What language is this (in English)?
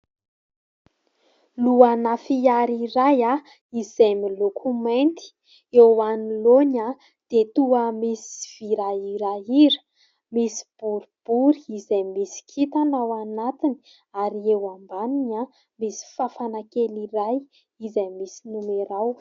Malagasy